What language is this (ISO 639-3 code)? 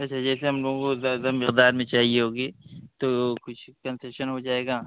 urd